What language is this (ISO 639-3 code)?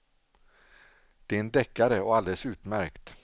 swe